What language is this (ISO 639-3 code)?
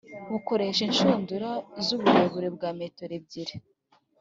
kin